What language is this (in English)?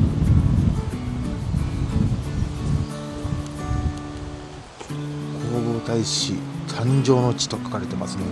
Japanese